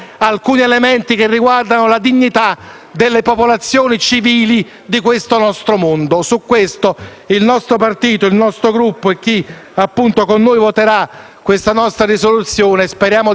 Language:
Italian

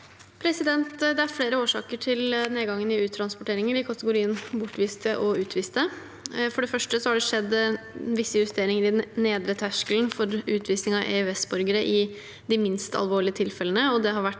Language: Norwegian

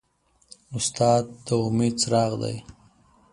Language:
Pashto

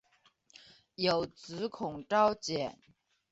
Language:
Chinese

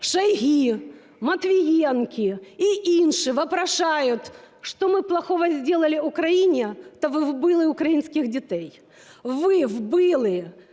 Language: Ukrainian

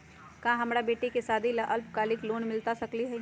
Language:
Magahi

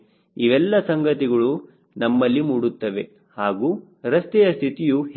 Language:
Kannada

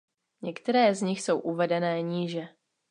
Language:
Czech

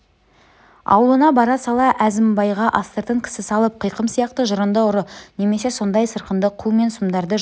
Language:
Kazakh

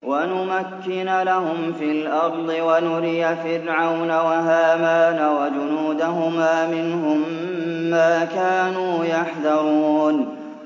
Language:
Arabic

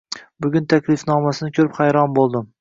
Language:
Uzbek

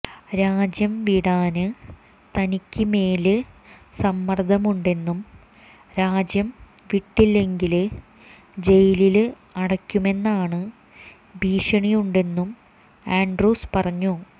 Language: Malayalam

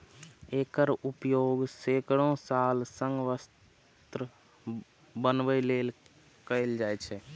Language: Maithili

